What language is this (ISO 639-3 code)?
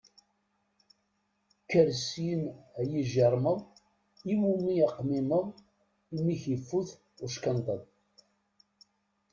kab